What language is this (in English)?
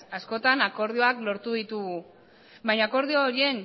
Basque